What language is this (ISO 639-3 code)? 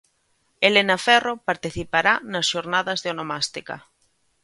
glg